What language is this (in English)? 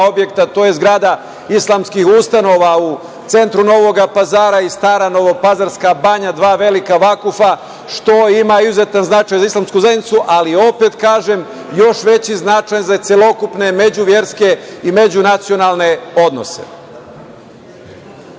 Serbian